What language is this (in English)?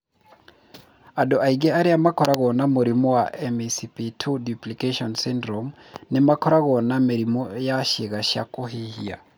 Kikuyu